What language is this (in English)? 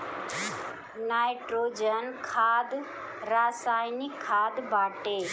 Bhojpuri